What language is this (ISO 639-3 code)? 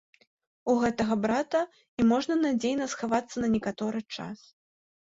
bel